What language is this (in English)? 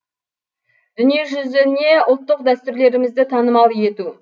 Kazakh